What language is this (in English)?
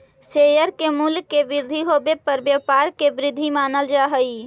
Magahi